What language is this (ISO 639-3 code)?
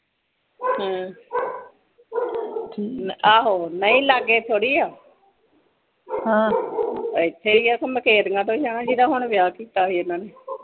pan